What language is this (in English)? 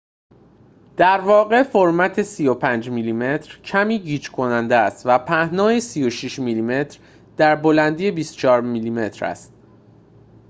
Persian